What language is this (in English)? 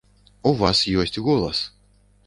Belarusian